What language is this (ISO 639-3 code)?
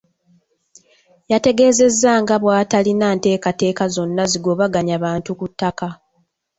lug